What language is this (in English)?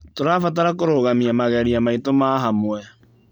Kikuyu